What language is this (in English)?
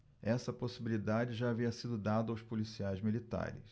Portuguese